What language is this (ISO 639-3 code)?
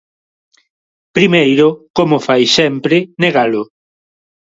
glg